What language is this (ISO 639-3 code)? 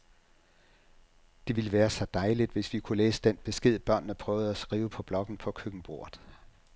dan